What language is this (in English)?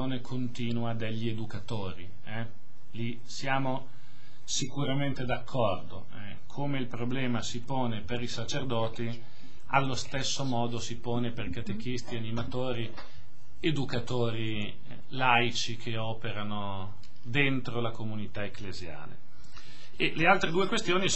Italian